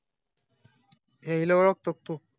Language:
Marathi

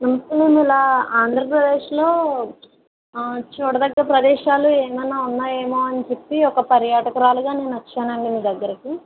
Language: Telugu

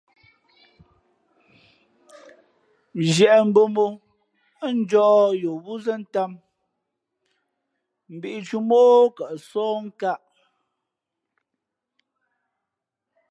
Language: Fe'fe'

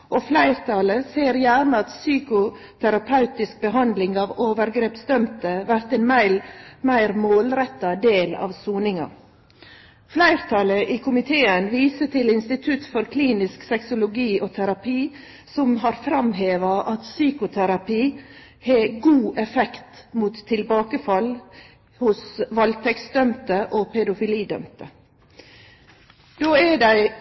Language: Norwegian Nynorsk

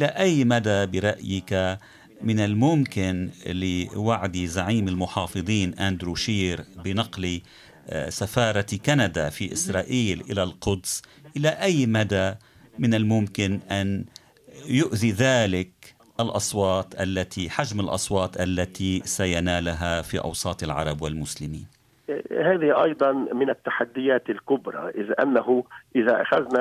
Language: Arabic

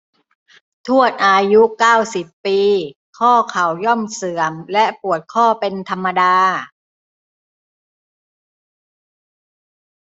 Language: Thai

